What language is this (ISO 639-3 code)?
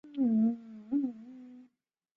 zho